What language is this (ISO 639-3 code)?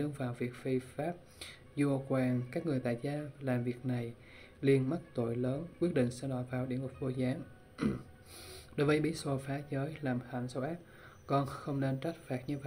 vie